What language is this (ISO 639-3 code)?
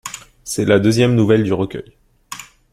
fra